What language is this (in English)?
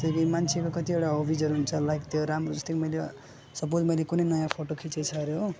Nepali